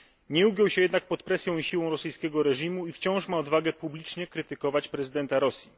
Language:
Polish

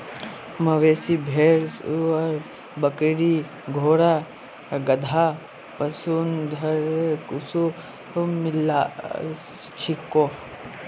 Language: Magahi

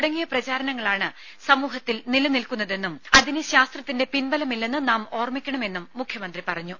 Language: Malayalam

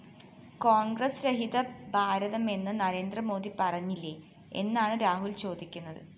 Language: Malayalam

